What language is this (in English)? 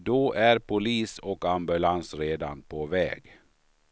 Swedish